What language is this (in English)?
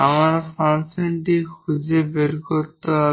Bangla